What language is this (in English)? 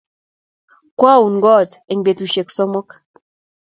Kalenjin